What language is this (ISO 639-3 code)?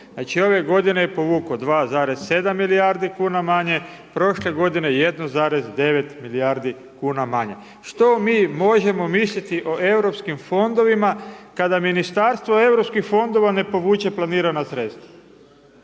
hrv